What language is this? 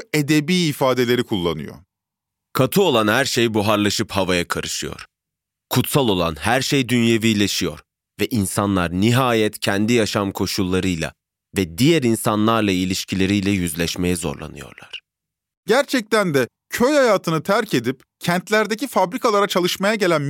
Turkish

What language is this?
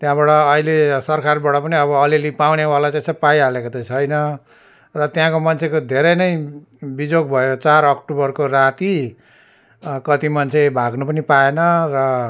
Nepali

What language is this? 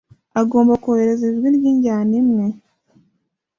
Kinyarwanda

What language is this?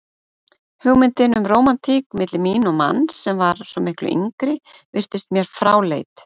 Icelandic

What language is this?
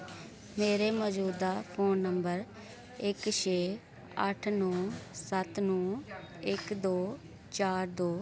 Dogri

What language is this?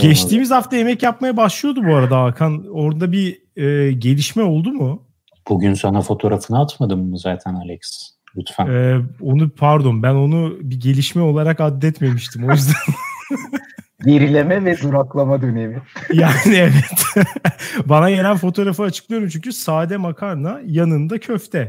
Turkish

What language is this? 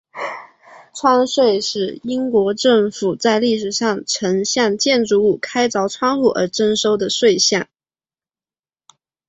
Chinese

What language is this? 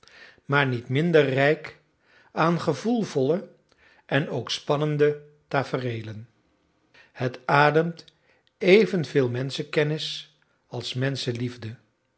Dutch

